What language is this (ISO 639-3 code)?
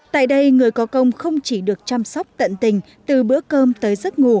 vie